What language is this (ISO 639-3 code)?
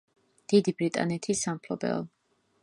kat